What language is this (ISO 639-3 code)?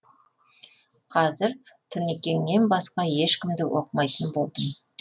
kaz